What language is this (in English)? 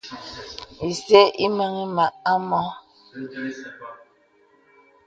Bebele